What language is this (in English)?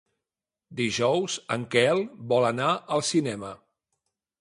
Catalan